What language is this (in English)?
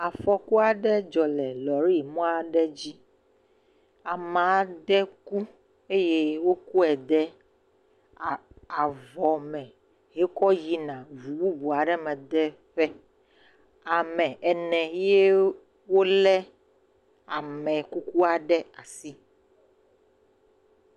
Ewe